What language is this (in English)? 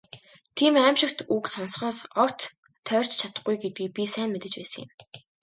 Mongolian